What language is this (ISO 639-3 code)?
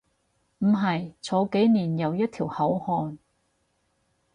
yue